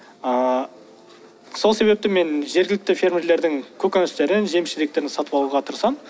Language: Kazakh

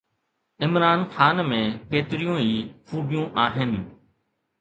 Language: Sindhi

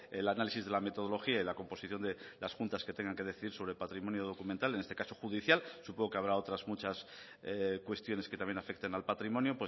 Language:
Spanish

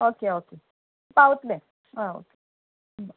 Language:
Konkani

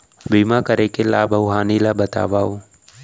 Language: Chhattisgarhi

